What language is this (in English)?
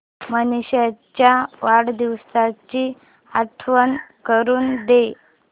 Marathi